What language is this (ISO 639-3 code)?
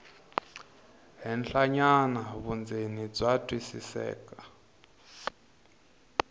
tso